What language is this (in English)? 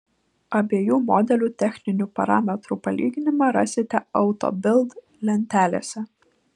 Lithuanian